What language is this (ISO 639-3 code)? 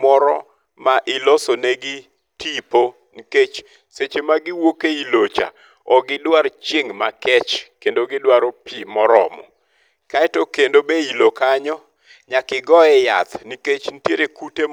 luo